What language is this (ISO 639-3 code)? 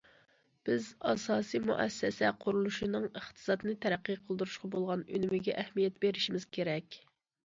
uig